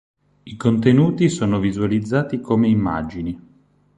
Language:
Italian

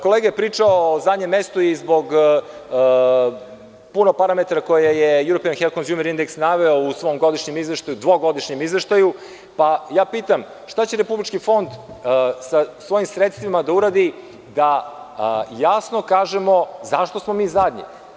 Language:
Serbian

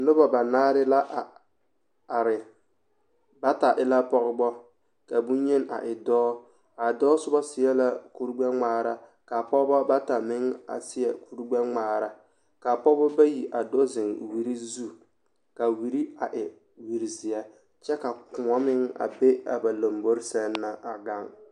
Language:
Southern Dagaare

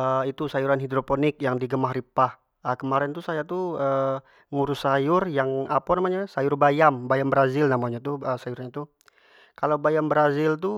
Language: Jambi Malay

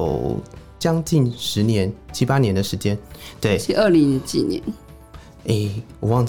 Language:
Chinese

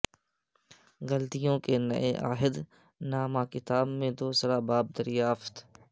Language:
Urdu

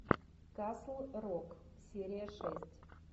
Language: Russian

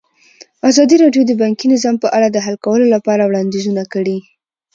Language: Pashto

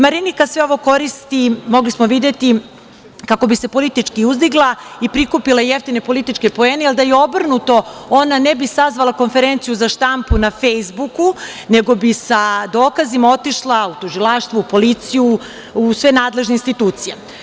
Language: Serbian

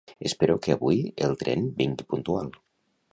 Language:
Catalan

